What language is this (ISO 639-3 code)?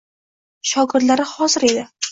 uzb